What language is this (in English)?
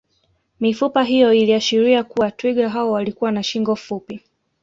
Swahili